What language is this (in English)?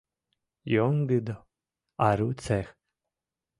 Mari